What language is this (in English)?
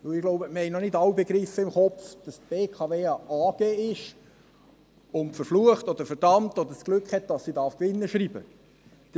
Swiss German